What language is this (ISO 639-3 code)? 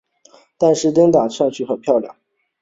zho